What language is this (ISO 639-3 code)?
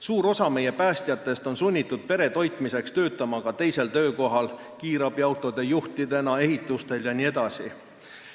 est